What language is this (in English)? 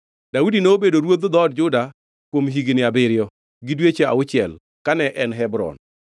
Luo (Kenya and Tanzania)